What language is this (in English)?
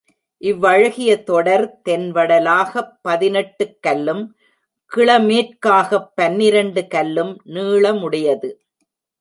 Tamil